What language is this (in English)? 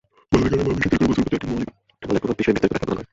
Bangla